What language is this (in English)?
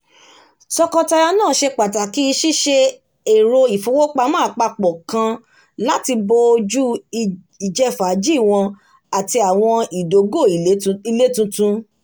Yoruba